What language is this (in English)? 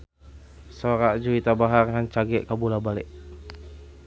Sundanese